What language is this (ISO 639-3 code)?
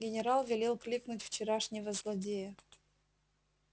rus